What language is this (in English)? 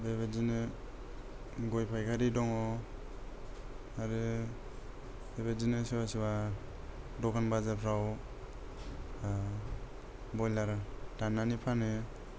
Bodo